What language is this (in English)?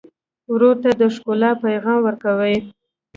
Pashto